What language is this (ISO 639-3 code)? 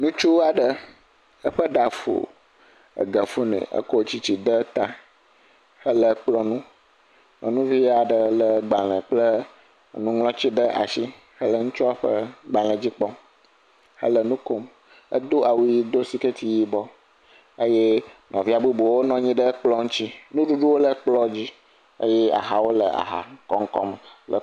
ewe